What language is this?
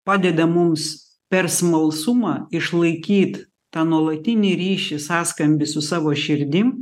Lithuanian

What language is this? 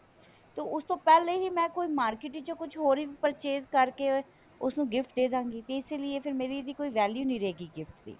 Punjabi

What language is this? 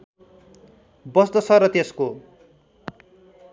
Nepali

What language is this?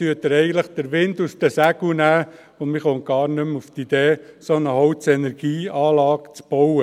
Swiss German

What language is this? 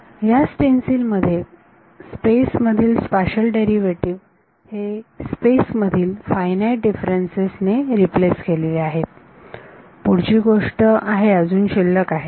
Marathi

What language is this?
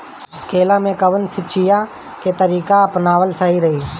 Bhojpuri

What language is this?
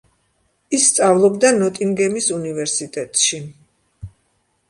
Georgian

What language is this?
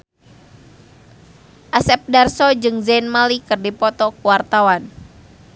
Sundanese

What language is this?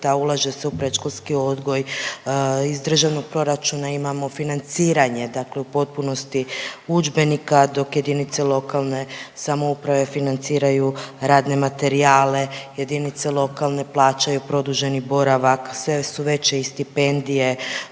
Croatian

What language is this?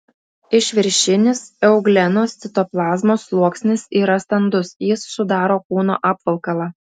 Lithuanian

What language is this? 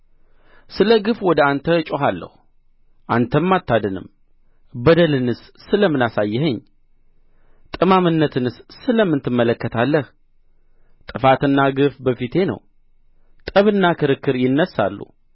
Amharic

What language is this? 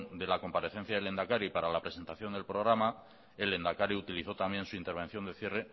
Spanish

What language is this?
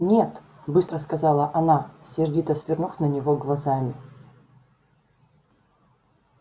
Russian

